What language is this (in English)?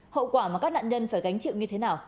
Vietnamese